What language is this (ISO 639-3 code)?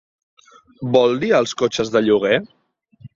cat